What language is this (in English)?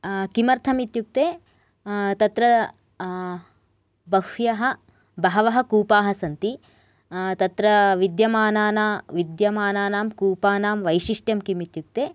Sanskrit